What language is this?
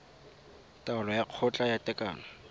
Tswana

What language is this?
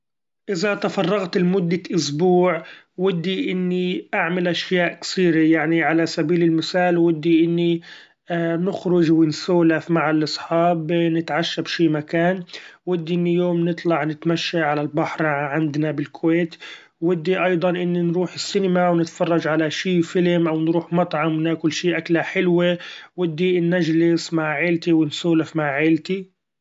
Gulf Arabic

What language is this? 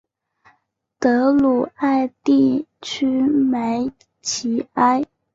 Chinese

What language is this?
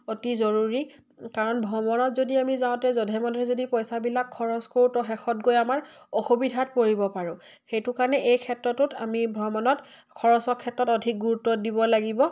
Assamese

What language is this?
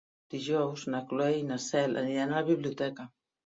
Catalan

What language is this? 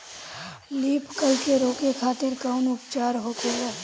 Bhojpuri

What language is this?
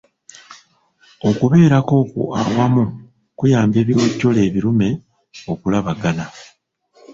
Ganda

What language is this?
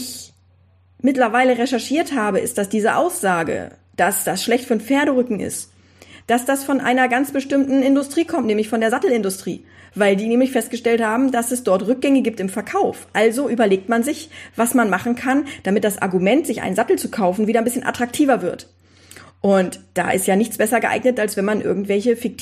German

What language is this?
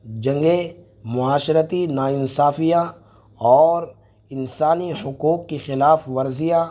Urdu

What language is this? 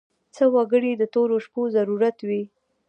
Pashto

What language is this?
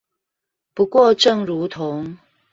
Chinese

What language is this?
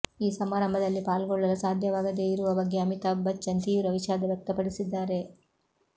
Kannada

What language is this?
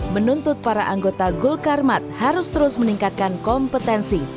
Indonesian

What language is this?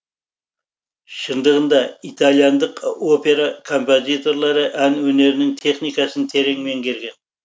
Kazakh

